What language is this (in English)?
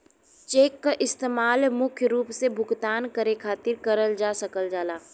Bhojpuri